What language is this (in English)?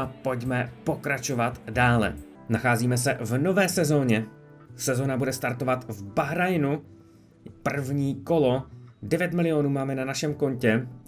Czech